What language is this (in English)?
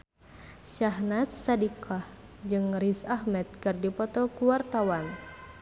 Sundanese